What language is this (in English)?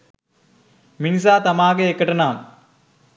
Sinhala